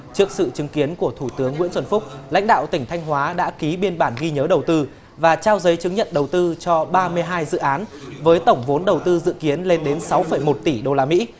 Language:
Vietnamese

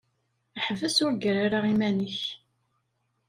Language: Kabyle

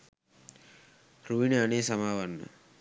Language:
Sinhala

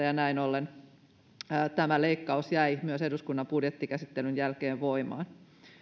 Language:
Finnish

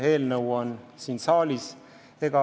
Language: Estonian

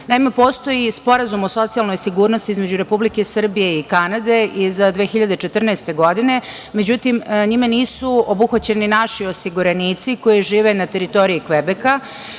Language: Serbian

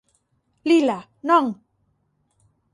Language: Galician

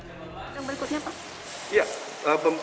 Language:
Indonesian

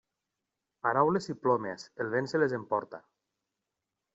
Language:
Catalan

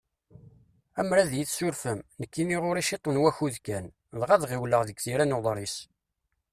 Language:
Kabyle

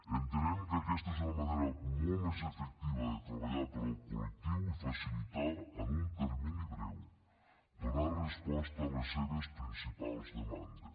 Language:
Catalan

